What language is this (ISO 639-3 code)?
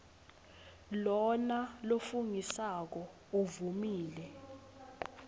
ssw